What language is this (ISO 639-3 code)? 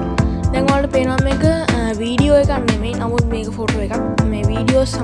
ind